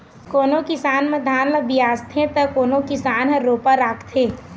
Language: Chhattisgarhi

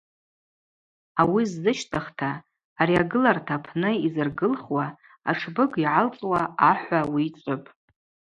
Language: Abaza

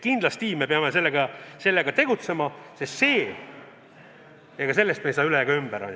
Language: Estonian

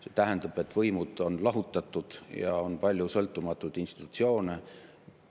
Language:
Estonian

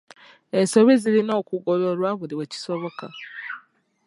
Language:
Ganda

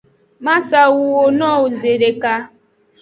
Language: Aja (Benin)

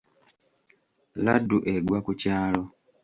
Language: Ganda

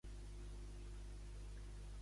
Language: Catalan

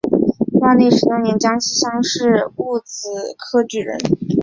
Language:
Chinese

